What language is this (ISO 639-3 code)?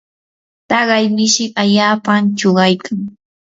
qur